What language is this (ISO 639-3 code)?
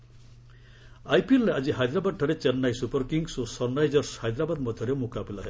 ori